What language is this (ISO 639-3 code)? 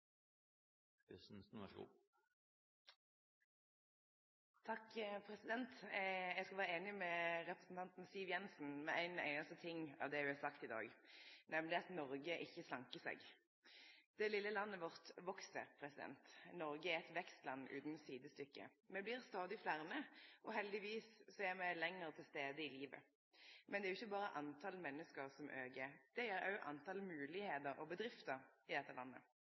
nno